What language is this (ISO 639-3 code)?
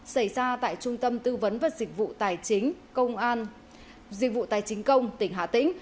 vie